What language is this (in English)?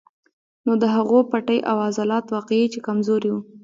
Pashto